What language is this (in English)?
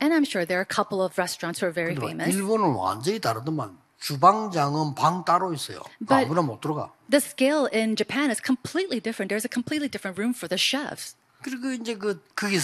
Korean